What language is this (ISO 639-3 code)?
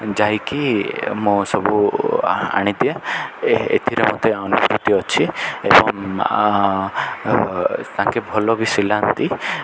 ori